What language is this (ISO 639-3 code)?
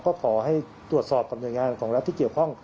tha